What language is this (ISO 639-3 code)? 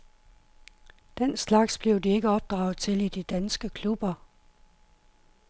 dan